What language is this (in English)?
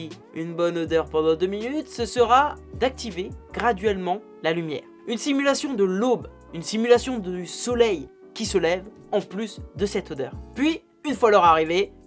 French